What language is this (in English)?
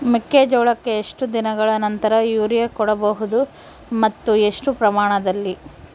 Kannada